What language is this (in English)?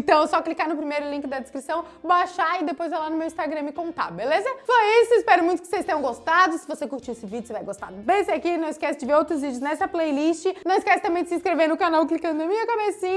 Portuguese